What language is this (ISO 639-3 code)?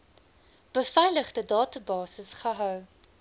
afr